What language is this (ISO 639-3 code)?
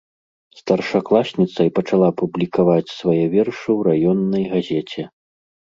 bel